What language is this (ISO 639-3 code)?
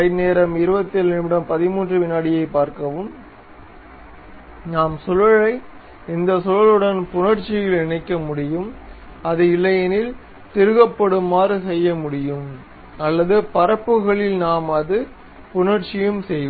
tam